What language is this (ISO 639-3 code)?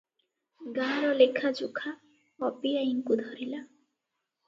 ori